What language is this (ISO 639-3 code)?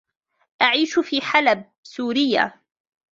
ara